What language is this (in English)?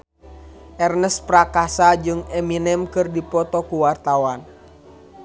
Sundanese